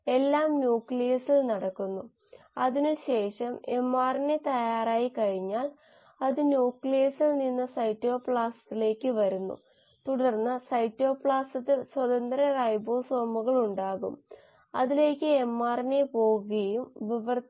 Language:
Malayalam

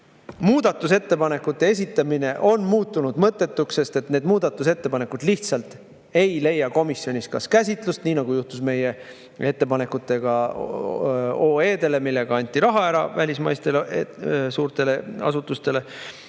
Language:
Estonian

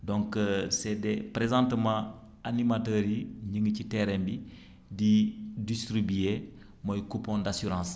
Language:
Wolof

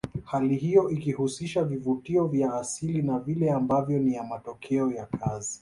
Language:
Swahili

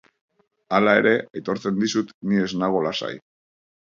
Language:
Basque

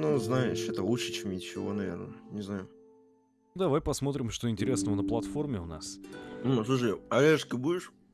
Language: Russian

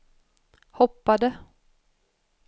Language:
Swedish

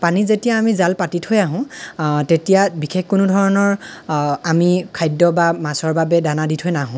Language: Assamese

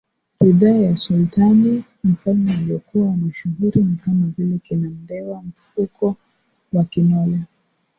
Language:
Swahili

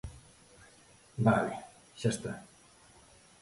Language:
Galician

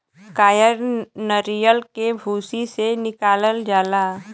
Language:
Bhojpuri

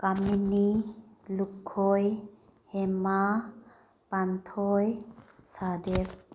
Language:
Manipuri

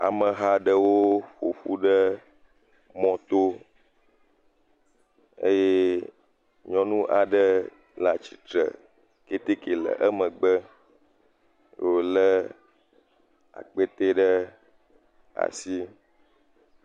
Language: Ewe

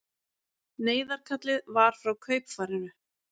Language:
Icelandic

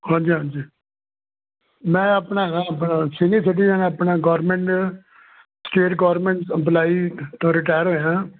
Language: Punjabi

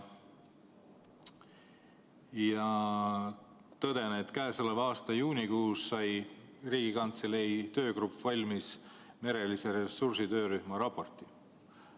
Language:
Estonian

